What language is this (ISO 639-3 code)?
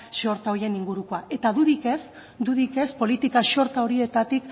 eus